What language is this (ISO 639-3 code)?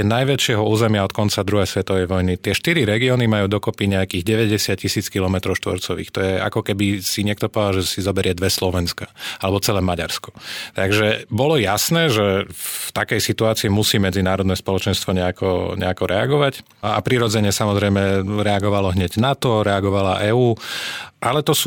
slk